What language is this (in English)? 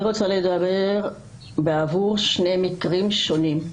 Hebrew